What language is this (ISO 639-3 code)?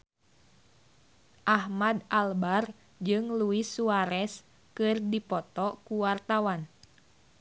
sun